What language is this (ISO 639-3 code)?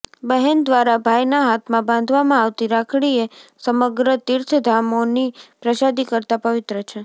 guj